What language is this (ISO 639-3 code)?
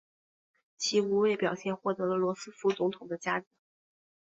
zho